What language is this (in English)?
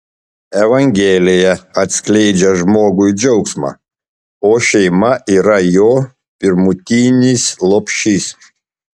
Lithuanian